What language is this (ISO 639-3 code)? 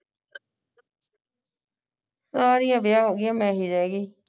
pan